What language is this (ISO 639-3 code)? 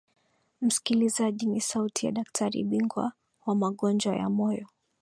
swa